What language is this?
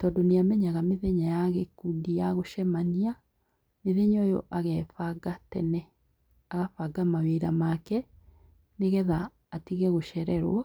Kikuyu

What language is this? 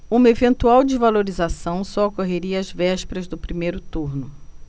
Portuguese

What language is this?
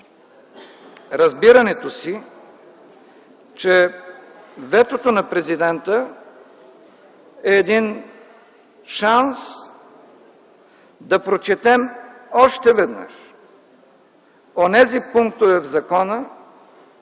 Bulgarian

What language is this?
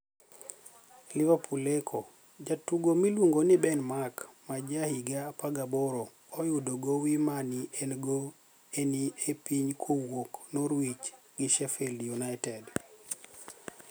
Luo (Kenya and Tanzania)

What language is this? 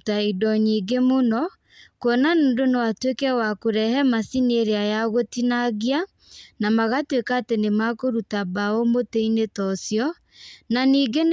Kikuyu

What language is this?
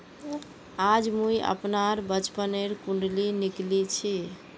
Magahi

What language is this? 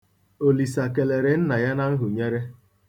Igbo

